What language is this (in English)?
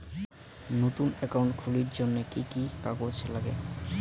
Bangla